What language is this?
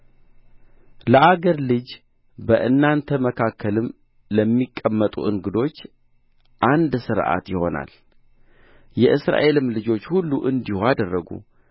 Amharic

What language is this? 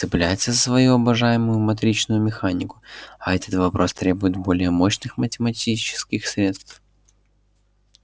Russian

